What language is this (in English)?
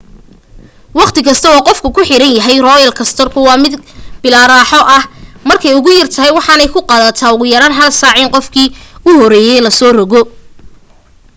Somali